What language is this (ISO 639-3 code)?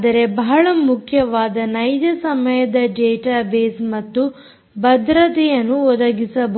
kan